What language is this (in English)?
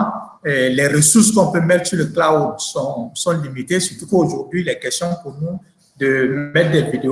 French